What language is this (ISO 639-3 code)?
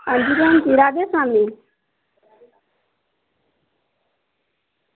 doi